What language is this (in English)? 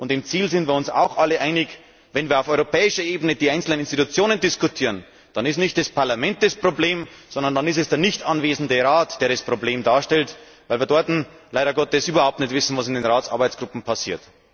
German